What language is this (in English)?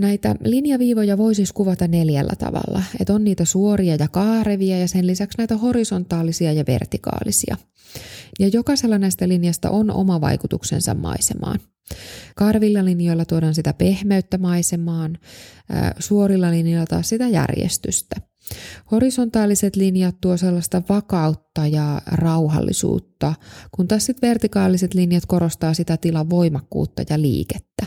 Finnish